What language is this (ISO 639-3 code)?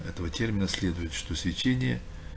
rus